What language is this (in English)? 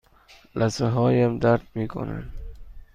Persian